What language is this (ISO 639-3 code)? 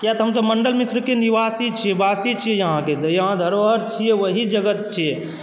mai